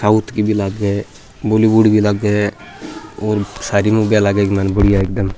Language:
Rajasthani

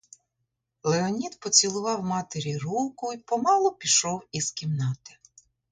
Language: Ukrainian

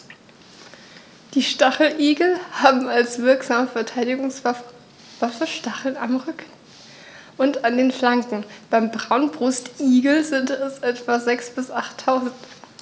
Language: German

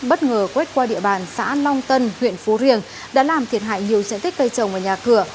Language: Vietnamese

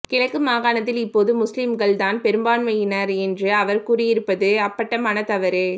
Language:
Tamil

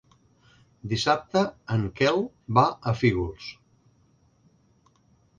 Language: Catalan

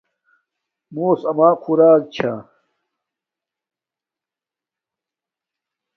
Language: Domaaki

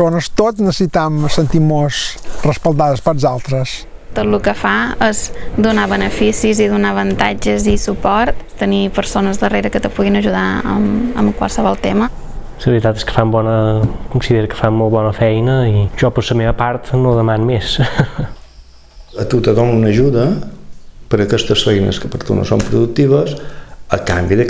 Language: Indonesian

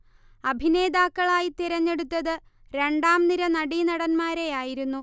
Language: Malayalam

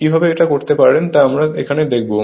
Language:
Bangla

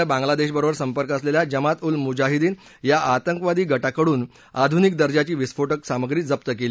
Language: Marathi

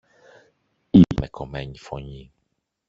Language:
Greek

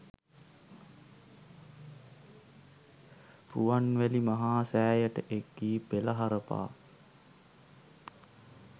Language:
Sinhala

